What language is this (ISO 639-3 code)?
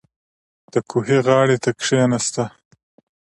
pus